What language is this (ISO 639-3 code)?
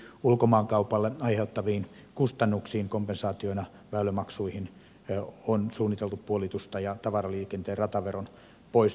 fin